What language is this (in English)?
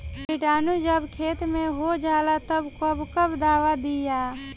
Bhojpuri